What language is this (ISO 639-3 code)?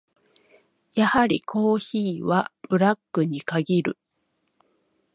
jpn